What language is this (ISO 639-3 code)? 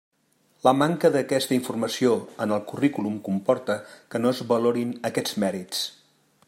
cat